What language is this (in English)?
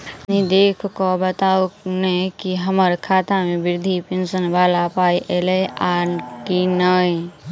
Maithili